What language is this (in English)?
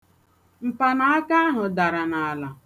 Igbo